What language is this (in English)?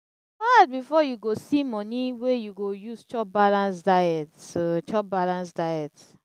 Nigerian Pidgin